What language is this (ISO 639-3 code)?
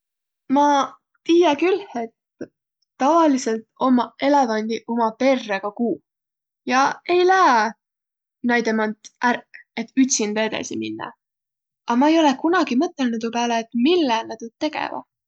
vro